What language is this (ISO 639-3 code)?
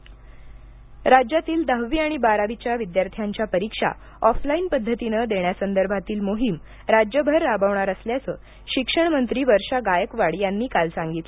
mar